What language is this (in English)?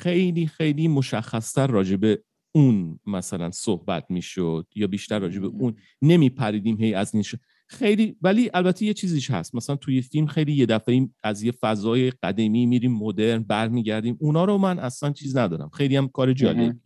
Persian